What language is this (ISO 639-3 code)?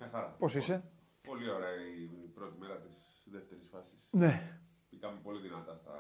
ell